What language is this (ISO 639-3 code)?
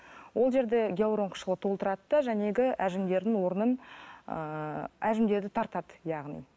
kaz